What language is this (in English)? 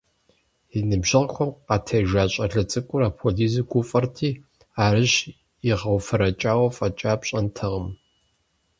Kabardian